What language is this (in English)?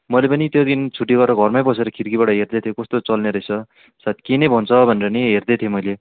Nepali